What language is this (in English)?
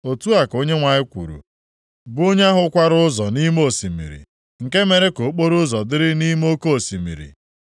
Igbo